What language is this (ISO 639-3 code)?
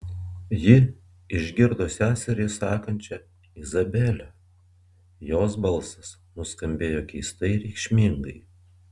lit